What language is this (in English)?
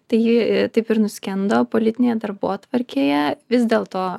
Lithuanian